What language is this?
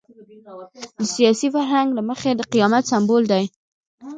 Pashto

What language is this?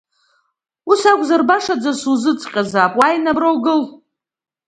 Abkhazian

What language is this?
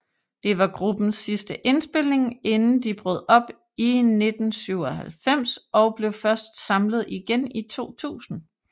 Danish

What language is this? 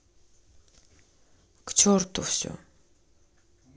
Russian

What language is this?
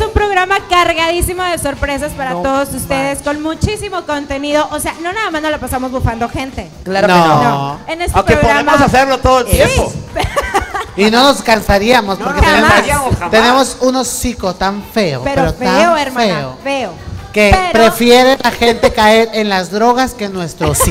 Spanish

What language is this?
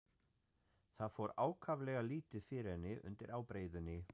Icelandic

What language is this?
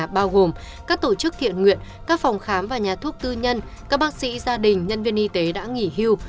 Vietnamese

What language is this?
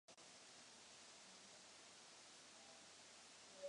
Czech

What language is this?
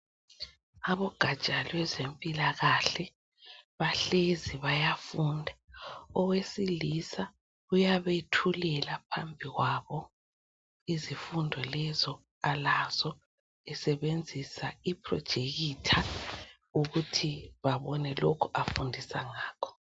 North Ndebele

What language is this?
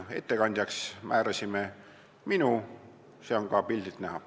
Estonian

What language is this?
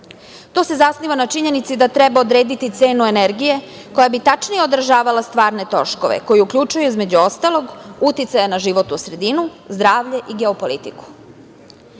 Serbian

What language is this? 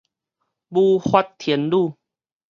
Min Nan Chinese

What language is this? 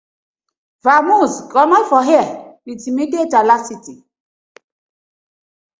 Nigerian Pidgin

